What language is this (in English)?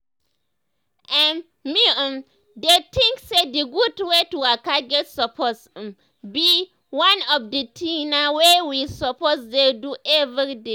Nigerian Pidgin